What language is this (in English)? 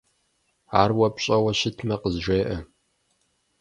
Kabardian